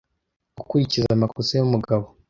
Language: Kinyarwanda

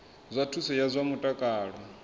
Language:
Venda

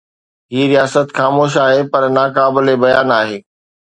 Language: Sindhi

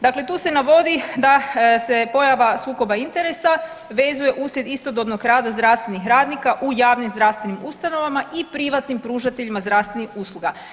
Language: Croatian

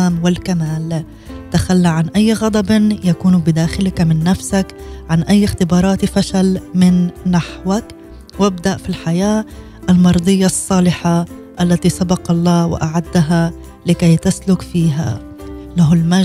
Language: Arabic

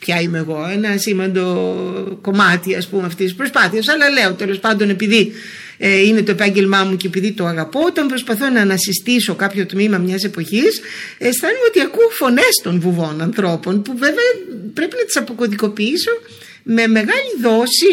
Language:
Greek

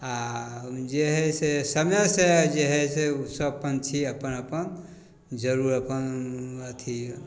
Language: Maithili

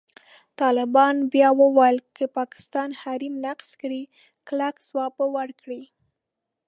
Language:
Pashto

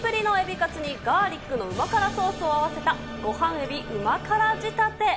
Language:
Japanese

